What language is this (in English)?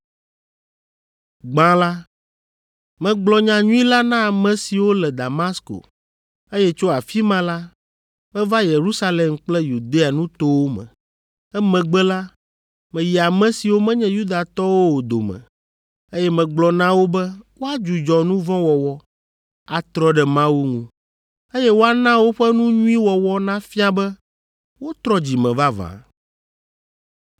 Ewe